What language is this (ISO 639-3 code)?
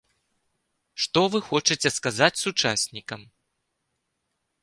bel